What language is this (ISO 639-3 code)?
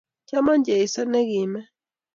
kln